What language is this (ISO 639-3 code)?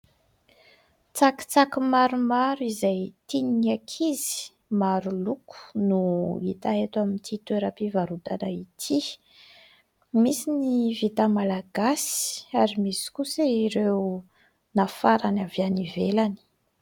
mlg